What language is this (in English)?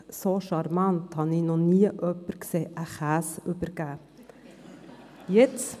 Swiss German